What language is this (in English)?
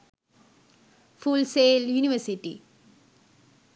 Sinhala